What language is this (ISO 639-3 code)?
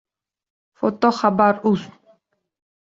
uzb